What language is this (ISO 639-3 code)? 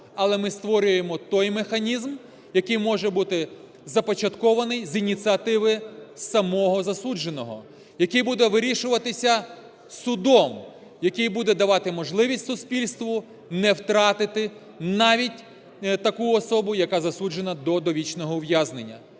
ukr